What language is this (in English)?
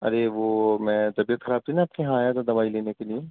Urdu